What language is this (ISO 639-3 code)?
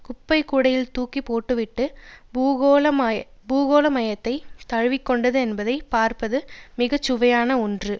tam